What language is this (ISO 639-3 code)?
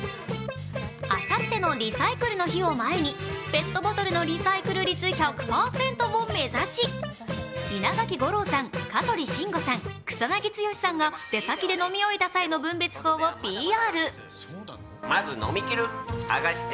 jpn